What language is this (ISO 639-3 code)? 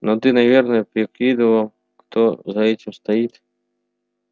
rus